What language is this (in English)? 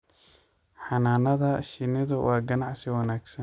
Somali